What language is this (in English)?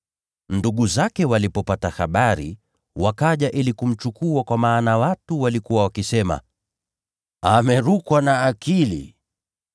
Swahili